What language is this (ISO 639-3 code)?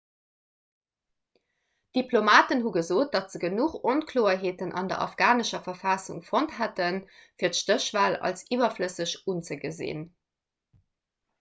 ltz